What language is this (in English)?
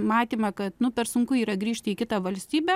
Lithuanian